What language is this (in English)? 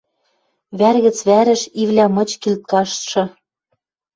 Western Mari